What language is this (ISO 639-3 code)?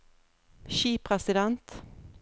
nor